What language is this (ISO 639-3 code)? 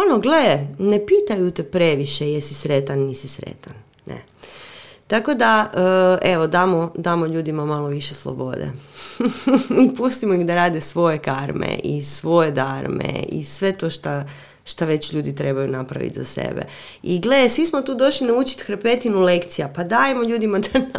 hrv